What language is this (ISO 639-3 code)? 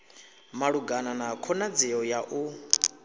ven